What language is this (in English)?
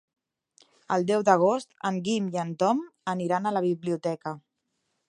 Catalan